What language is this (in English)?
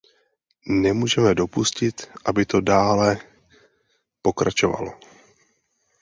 Czech